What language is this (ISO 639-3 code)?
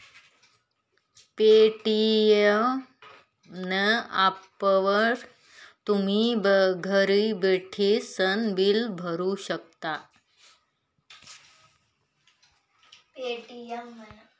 mar